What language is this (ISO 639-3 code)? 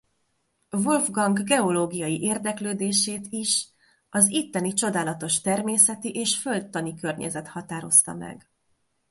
hun